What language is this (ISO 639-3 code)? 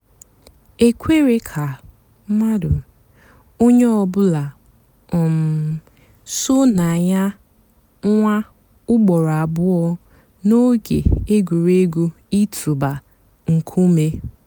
ibo